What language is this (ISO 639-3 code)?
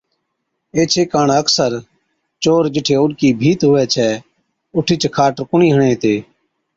odk